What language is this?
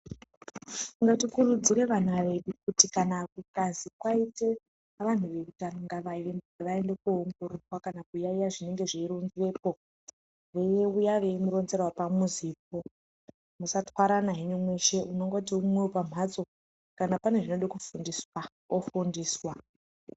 Ndau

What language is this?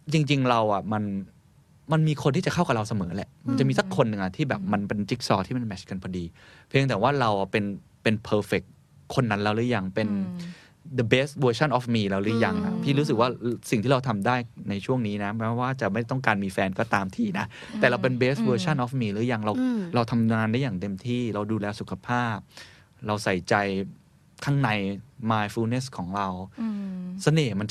Thai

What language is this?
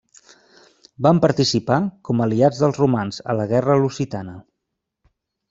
Catalan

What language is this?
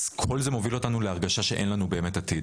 Hebrew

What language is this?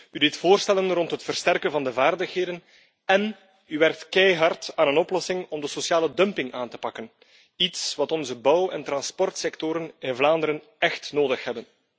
Dutch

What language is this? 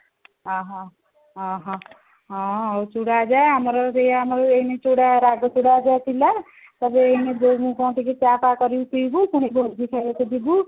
Odia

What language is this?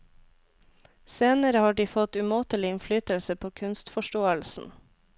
Norwegian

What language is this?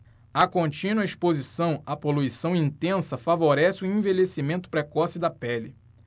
Portuguese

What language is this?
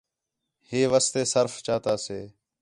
Khetrani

